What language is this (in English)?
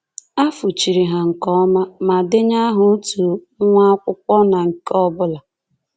Igbo